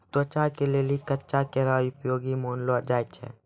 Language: Maithili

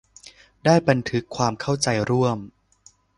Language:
Thai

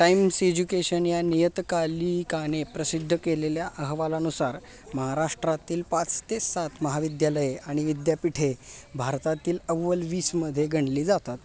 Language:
Marathi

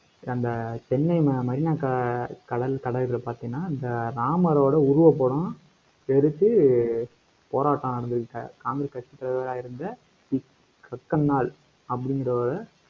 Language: Tamil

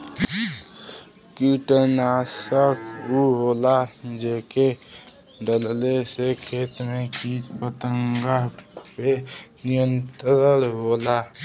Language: Bhojpuri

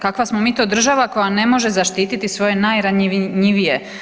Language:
Croatian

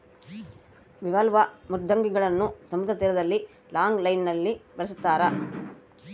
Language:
Kannada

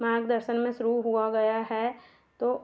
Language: Hindi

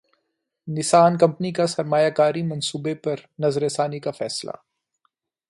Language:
Urdu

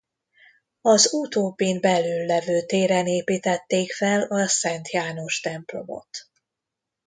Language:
Hungarian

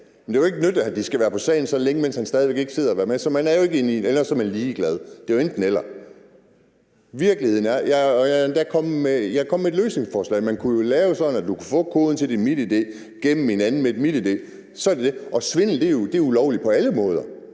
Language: Danish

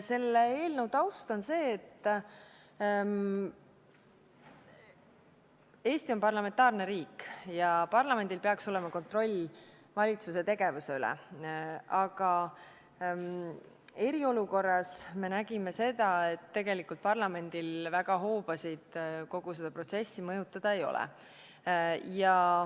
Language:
Estonian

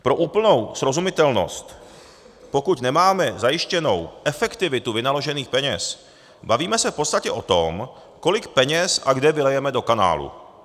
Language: Czech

